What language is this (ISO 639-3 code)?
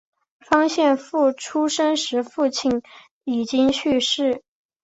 zho